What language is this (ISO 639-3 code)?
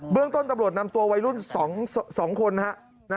tha